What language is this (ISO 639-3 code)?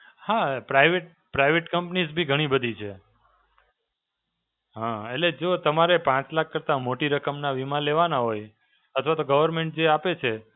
guj